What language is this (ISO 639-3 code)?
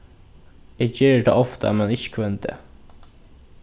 fao